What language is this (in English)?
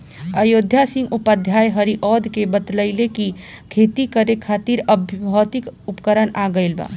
Bhojpuri